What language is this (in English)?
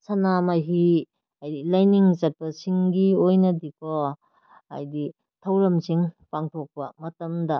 Manipuri